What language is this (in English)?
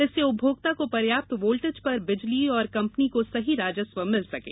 Hindi